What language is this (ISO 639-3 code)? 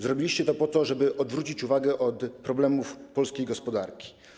pol